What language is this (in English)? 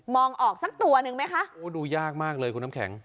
Thai